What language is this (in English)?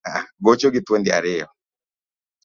Luo (Kenya and Tanzania)